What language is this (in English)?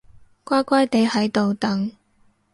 Cantonese